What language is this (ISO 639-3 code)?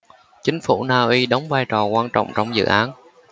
vie